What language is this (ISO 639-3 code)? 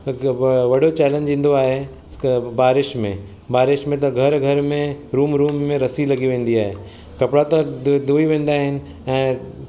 snd